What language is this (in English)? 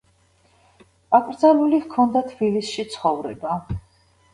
Georgian